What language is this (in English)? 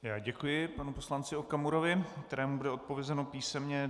Czech